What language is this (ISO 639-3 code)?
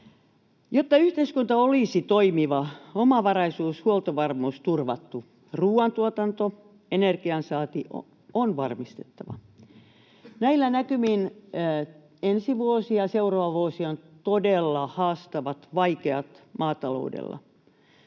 fin